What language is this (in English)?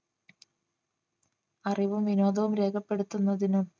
Malayalam